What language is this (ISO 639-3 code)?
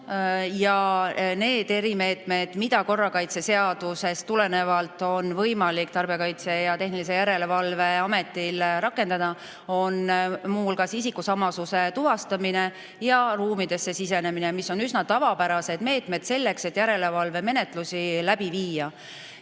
est